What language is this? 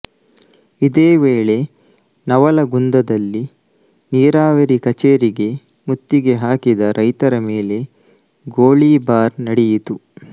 Kannada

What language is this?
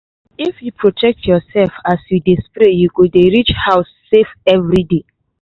Nigerian Pidgin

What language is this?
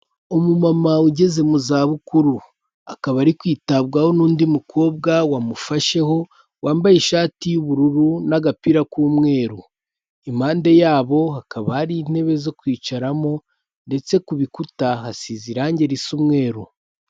Kinyarwanda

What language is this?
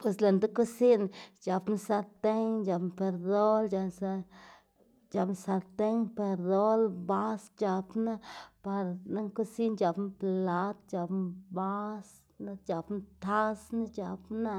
Xanaguía Zapotec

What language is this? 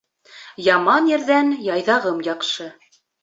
Bashkir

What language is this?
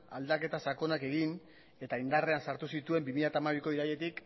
Basque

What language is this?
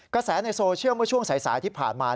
Thai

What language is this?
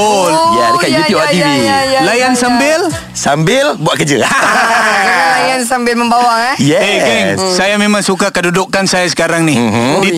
Malay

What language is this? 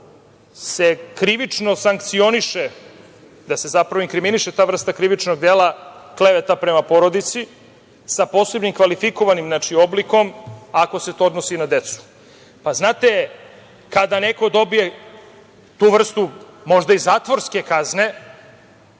Serbian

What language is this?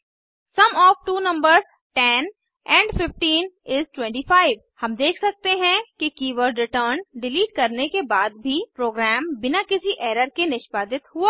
Hindi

